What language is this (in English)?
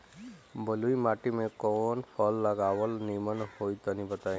Bhojpuri